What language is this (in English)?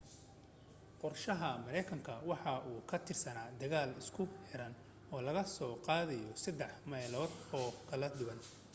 Somali